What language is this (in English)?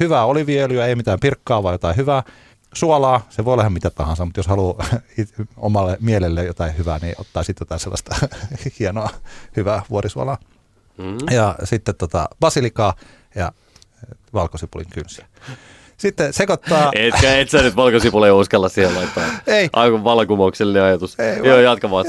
Finnish